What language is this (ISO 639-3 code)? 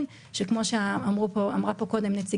heb